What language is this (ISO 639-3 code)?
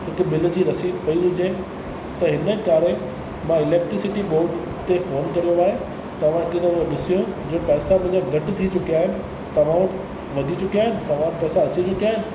snd